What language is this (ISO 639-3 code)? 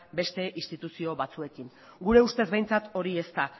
eus